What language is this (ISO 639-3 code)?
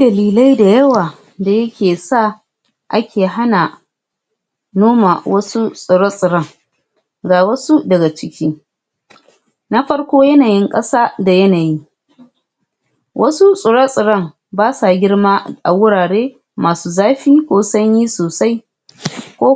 hau